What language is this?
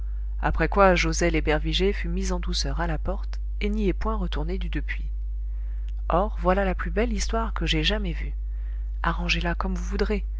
French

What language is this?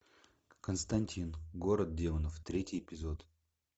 Russian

